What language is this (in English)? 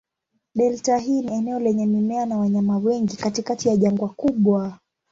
Swahili